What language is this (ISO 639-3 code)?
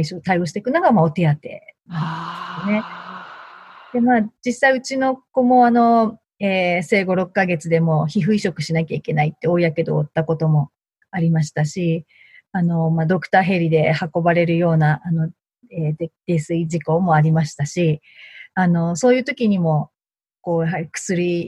jpn